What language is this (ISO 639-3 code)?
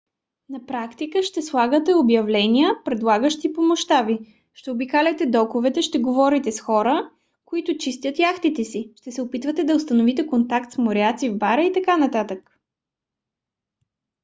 bul